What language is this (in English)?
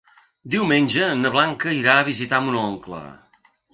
Catalan